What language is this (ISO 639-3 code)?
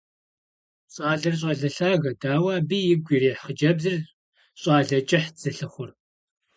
kbd